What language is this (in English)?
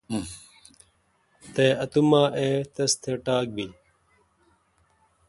Kalkoti